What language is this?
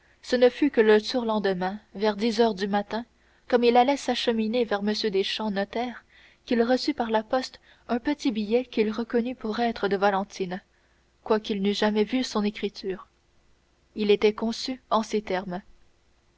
French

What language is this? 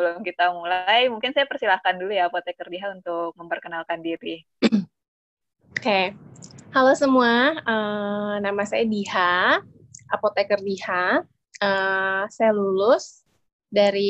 Indonesian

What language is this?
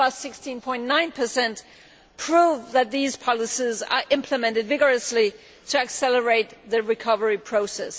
English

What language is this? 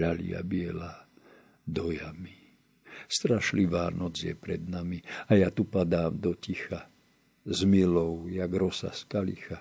Slovak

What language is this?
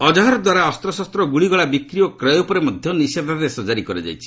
Odia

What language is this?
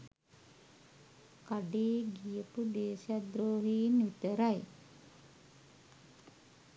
Sinhala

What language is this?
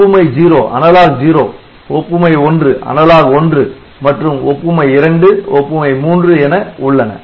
Tamil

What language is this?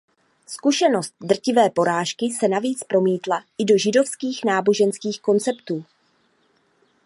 Czech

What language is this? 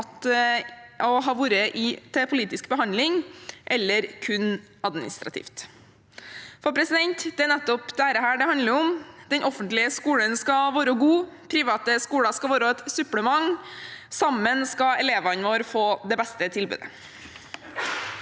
Norwegian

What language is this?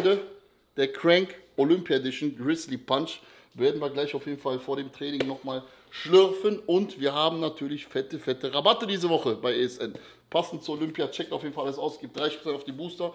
German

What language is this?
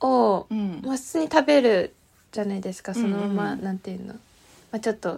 Japanese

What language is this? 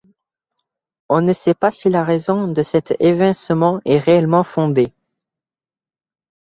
French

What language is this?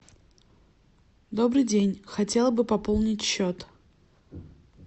Russian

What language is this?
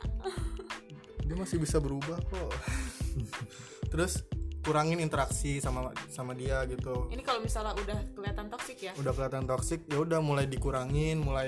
Indonesian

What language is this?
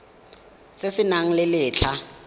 Tswana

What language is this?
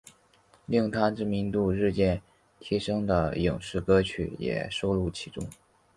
Chinese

